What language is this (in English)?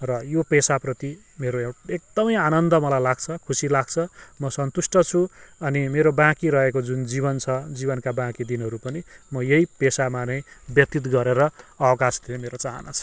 Nepali